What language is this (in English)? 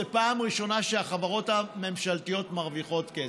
Hebrew